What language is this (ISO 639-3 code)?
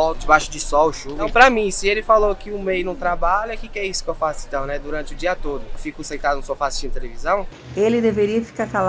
por